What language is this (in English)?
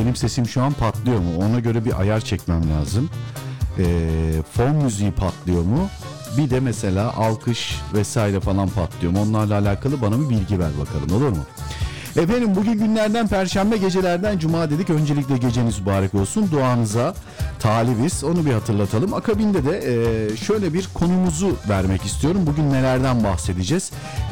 Turkish